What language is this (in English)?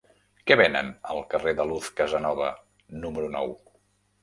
Catalan